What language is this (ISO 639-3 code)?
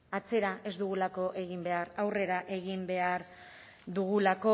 eus